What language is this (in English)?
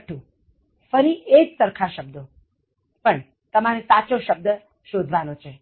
Gujarati